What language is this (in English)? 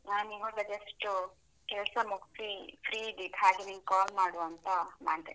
Kannada